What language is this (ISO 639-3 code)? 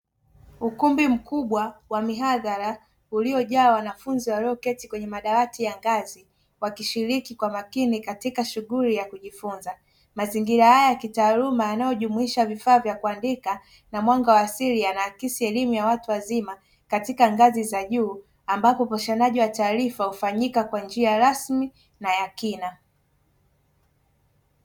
swa